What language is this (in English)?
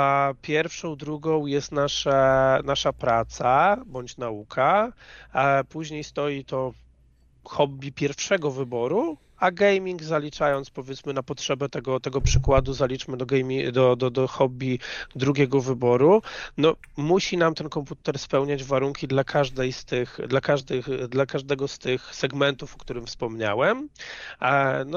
Polish